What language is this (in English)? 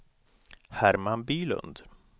Swedish